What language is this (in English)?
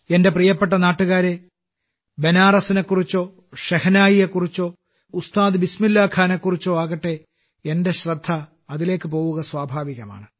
Malayalam